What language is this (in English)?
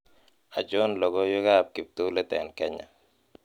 Kalenjin